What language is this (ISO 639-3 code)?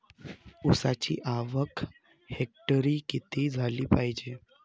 mar